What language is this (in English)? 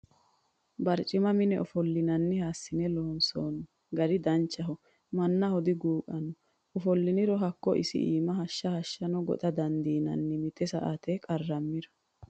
Sidamo